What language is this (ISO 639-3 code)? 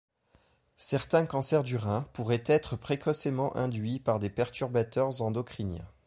fra